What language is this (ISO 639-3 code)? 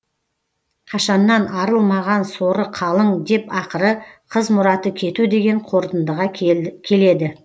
kaz